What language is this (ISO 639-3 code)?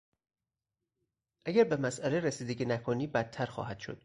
fas